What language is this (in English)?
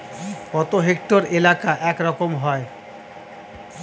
Bangla